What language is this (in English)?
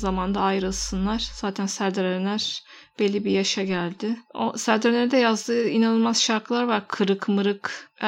Turkish